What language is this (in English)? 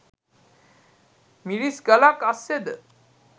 Sinhala